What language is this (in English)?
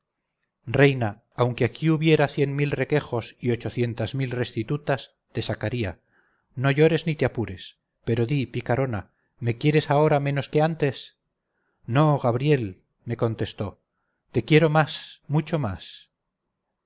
Spanish